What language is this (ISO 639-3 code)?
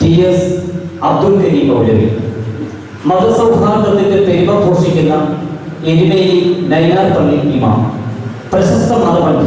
kor